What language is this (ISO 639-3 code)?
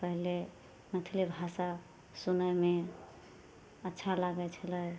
mai